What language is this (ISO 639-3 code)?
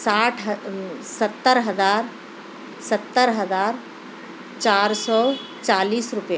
urd